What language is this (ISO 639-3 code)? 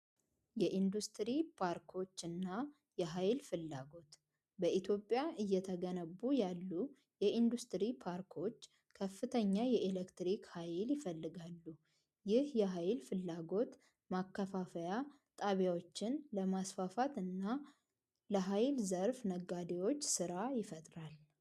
amh